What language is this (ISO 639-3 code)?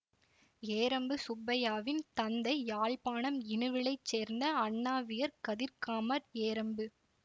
tam